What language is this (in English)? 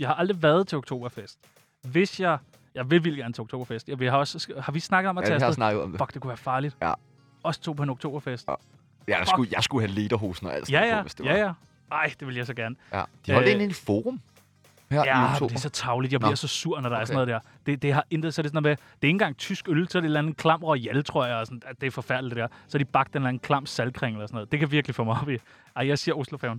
Danish